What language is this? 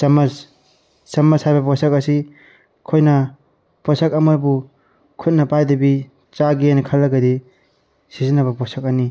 Manipuri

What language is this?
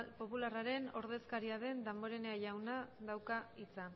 Basque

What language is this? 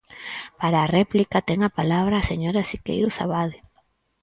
Galician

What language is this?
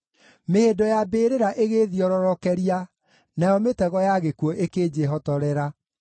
Kikuyu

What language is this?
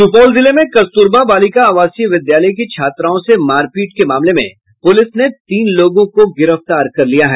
Hindi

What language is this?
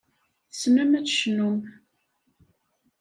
Kabyle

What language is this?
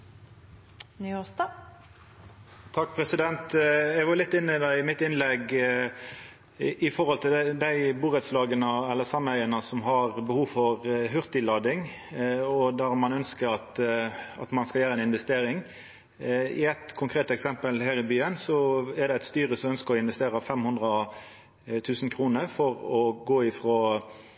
Norwegian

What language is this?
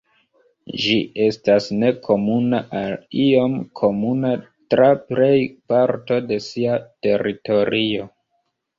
Esperanto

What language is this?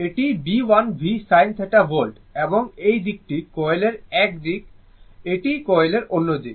Bangla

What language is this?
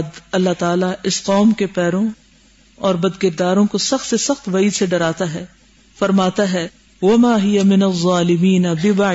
Urdu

